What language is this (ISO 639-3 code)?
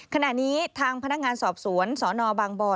tha